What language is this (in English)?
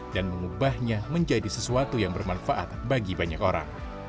Indonesian